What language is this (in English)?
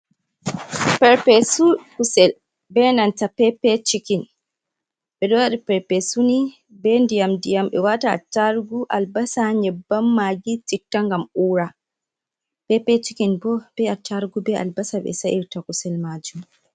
Fula